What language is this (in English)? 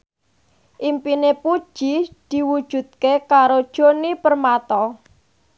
Javanese